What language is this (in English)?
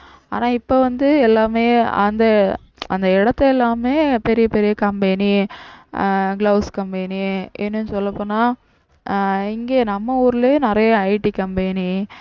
Tamil